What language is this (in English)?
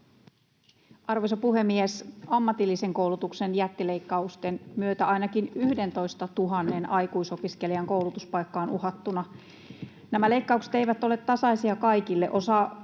Finnish